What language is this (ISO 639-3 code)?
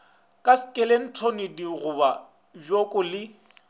nso